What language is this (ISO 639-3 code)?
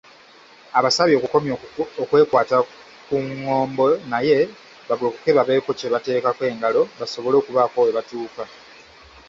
lug